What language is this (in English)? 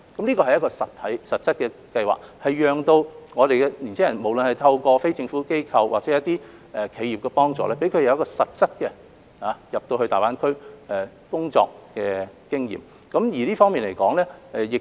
Cantonese